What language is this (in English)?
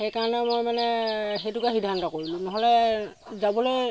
Assamese